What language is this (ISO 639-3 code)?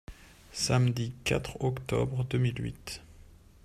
fra